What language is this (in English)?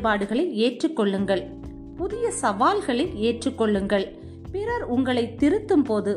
Tamil